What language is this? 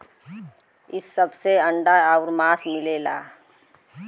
Bhojpuri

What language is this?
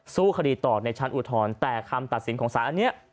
Thai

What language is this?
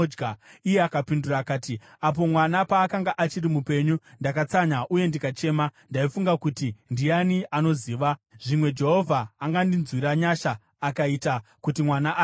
Shona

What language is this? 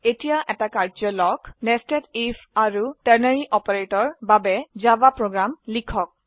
Assamese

